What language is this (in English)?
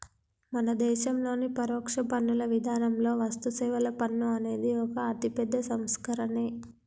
Telugu